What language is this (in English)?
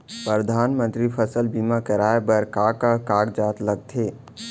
Chhattisgarhi